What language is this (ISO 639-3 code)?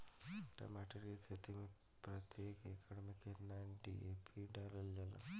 bho